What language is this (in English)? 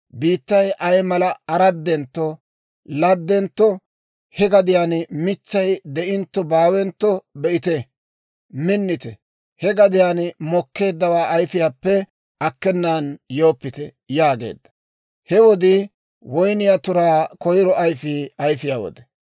Dawro